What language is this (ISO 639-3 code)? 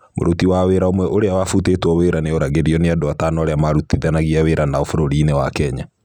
kik